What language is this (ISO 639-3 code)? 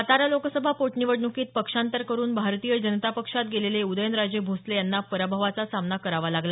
mar